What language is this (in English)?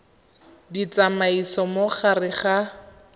Tswana